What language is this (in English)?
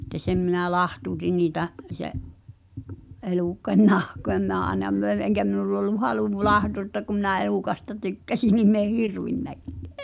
Finnish